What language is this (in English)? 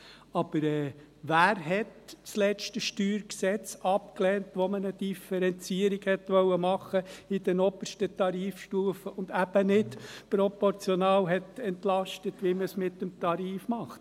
Swiss German